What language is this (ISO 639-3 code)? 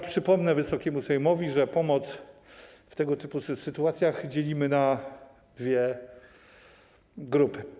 pol